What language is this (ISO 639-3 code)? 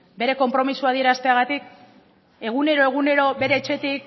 eus